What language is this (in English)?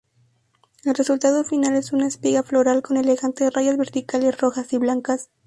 Spanish